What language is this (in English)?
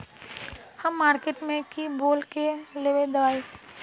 Magahi